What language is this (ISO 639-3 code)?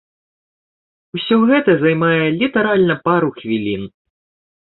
bel